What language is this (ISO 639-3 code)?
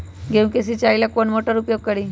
mag